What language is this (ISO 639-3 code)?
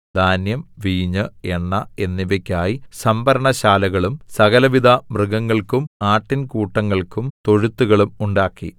mal